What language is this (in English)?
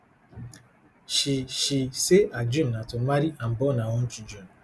Nigerian Pidgin